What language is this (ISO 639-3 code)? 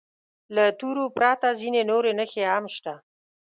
pus